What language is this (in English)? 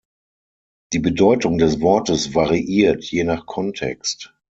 German